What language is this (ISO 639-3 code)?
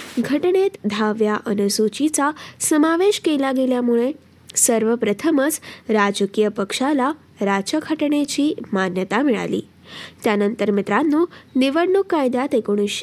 mar